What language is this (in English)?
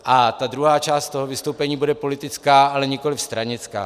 Czech